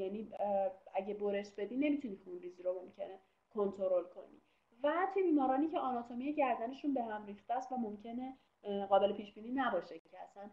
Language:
Persian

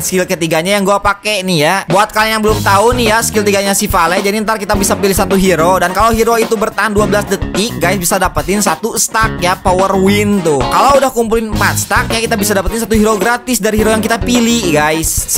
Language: Indonesian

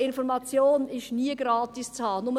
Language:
Swiss German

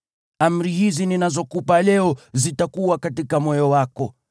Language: Swahili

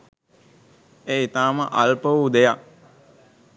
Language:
Sinhala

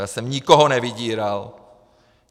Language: Czech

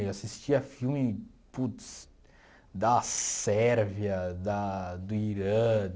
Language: Portuguese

